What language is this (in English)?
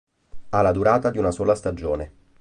Italian